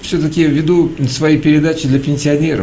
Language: Russian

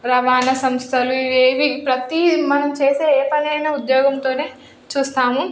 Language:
Telugu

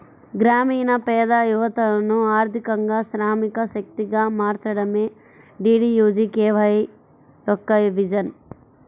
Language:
Telugu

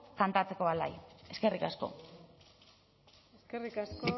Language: Basque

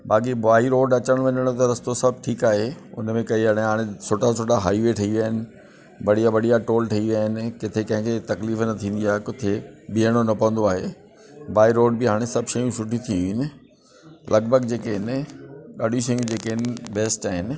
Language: Sindhi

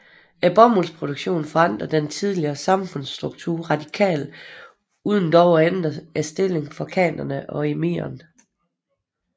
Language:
Danish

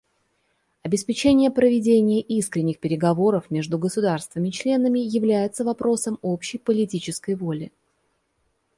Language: Russian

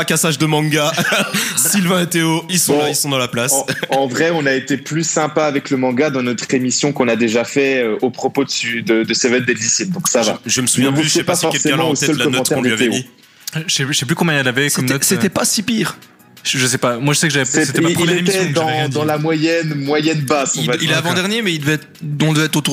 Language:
French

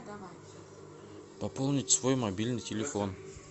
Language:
Russian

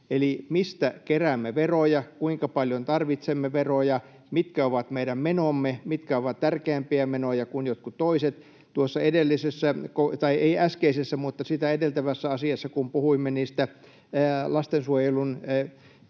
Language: Finnish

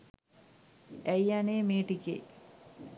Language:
Sinhala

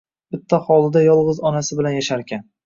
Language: Uzbek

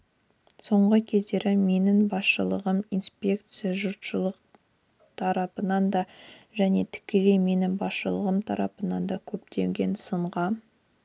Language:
Kazakh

